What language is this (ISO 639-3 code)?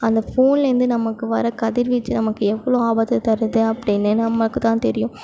tam